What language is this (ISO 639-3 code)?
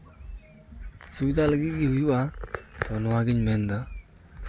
sat